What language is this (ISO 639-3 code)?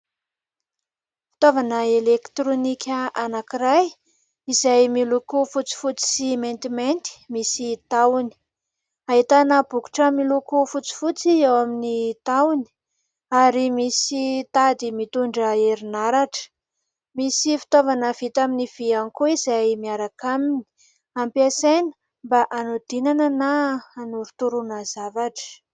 mlg